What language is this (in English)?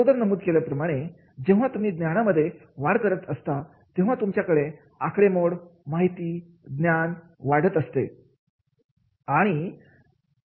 Marathi